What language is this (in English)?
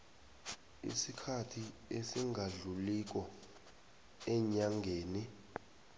South Ndebele